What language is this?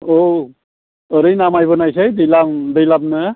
Bodo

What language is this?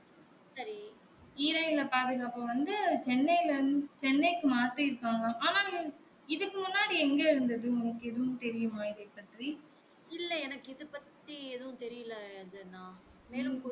Tamil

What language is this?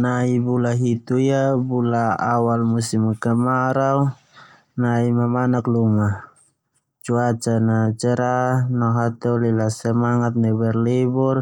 Termanu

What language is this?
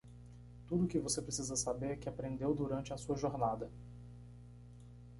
Portuguese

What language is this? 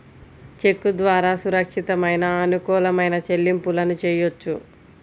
Telugu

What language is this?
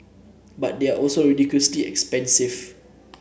English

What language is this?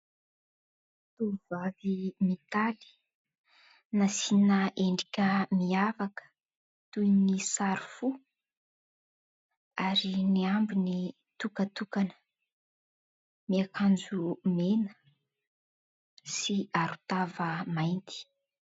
Malagasy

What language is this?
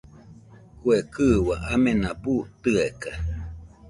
Nüpode Huitoto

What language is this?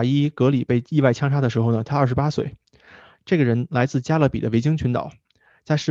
Chinese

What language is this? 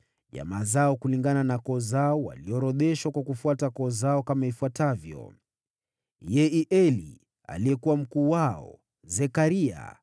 Swahili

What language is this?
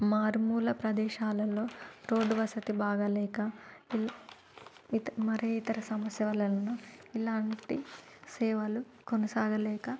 Telugu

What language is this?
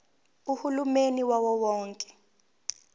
Zulu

